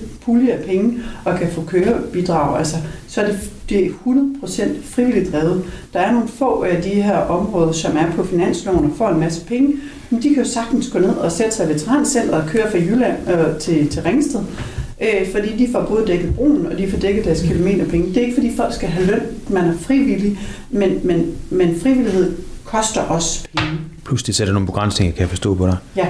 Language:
Danish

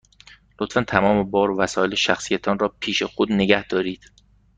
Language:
Persian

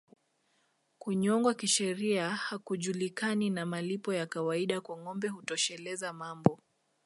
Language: Swahili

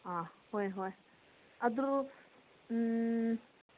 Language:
Manipuri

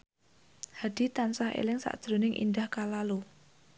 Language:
Javanese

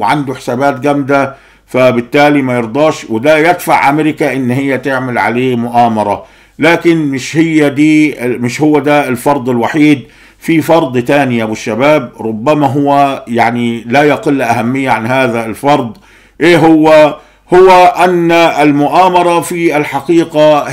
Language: Arabic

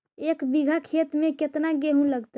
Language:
Magahi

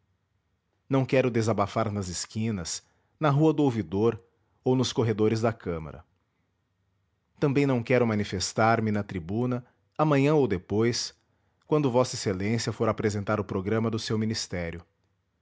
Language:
Portuguese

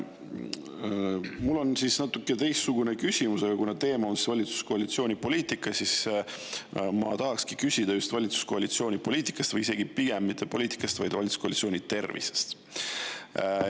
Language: Estonian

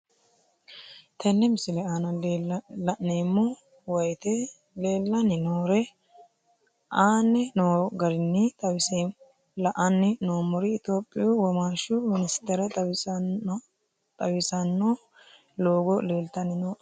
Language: Sidamo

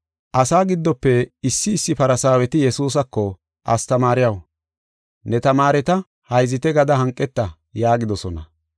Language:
Gofa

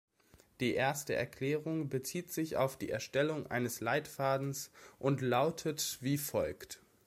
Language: German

